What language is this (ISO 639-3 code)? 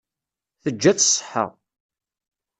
kab